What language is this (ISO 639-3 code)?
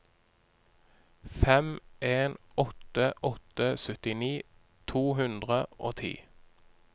nor